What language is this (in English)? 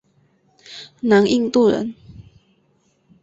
Chinese